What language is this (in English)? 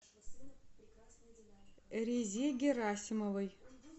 Russian